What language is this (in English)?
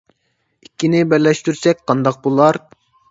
Uyghur